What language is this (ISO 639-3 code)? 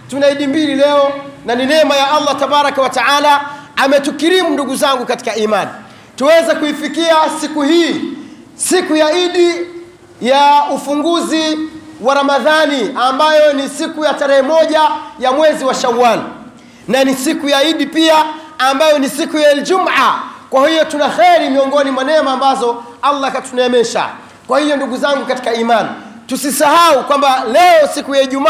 swa